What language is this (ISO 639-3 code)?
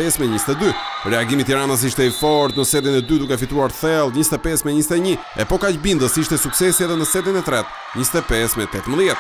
ron